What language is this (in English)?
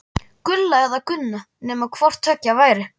Icelandic